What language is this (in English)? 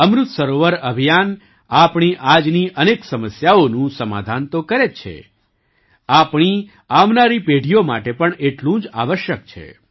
Gujarati